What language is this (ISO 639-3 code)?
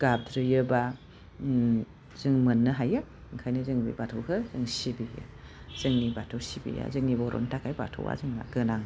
brx